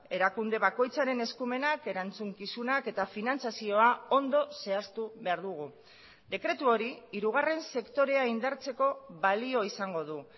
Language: Basque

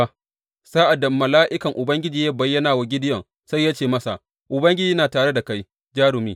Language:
Hausa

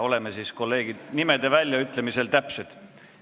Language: Estonian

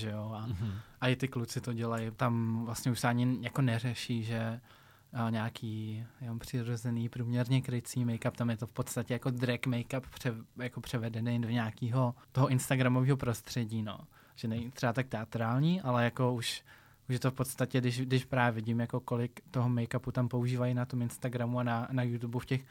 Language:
Czech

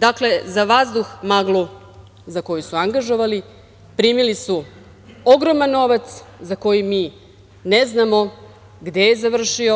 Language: Serbian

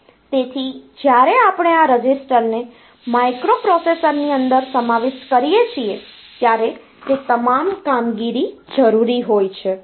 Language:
Gujarati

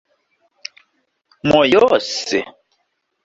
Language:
Esperanto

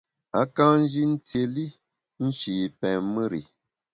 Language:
Bamun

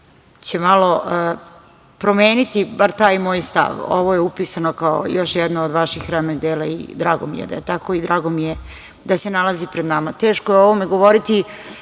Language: Serbian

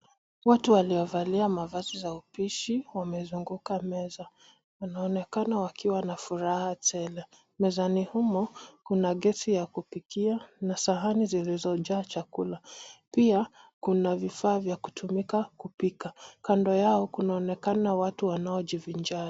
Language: Swahili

